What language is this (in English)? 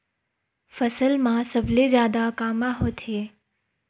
Chhattisgarhi